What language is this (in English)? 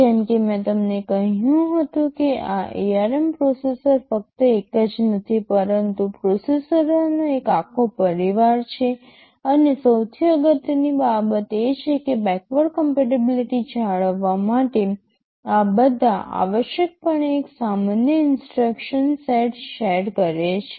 Gujarati